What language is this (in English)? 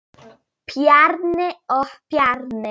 Icelandic